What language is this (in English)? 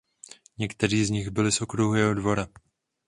Czech